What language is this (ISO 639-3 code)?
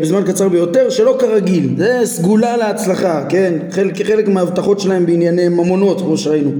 heb